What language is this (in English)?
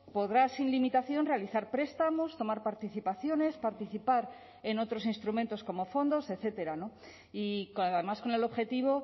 Spanish